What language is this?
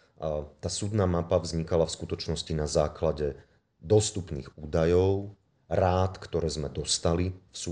Slovak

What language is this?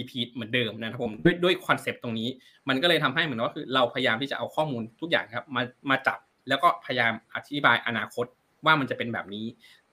Thai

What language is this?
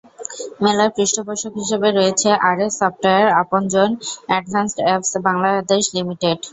Bangla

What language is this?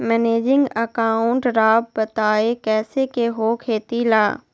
Magahi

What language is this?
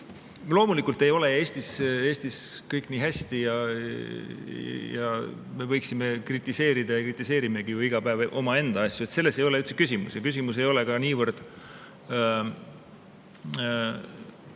Estonian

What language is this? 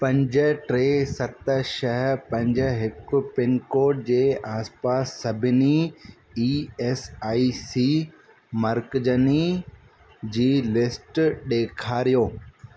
Sindhi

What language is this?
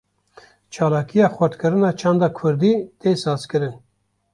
Kurdish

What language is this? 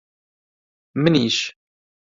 Central Kurdish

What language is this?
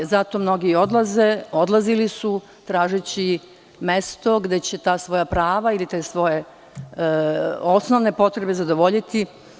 Serbian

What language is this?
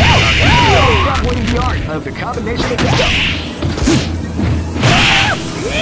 English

